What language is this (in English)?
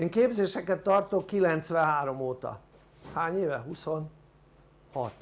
Hungarian